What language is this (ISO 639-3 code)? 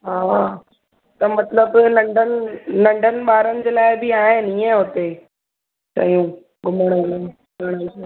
snd